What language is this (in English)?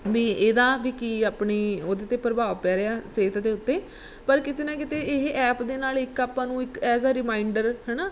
Punjabi